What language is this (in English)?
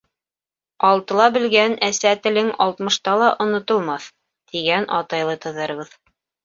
Bashkir